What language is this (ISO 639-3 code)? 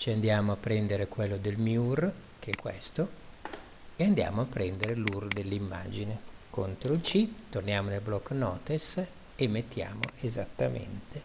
ita